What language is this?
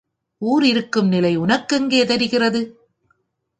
Tamil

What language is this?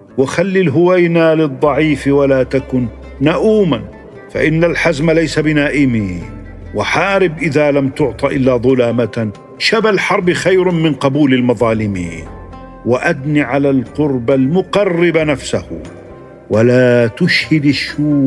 Arabic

